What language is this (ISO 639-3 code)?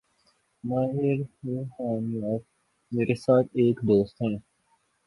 urd